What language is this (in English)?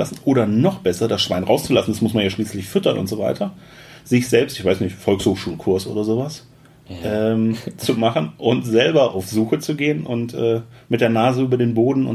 German